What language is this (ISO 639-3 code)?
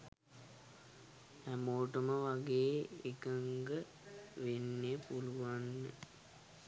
sin